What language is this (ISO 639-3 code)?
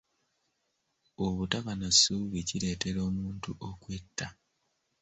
lug